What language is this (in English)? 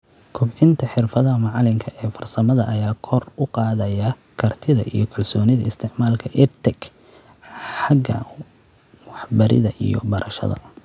Somali